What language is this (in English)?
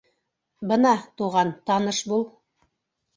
Bashkir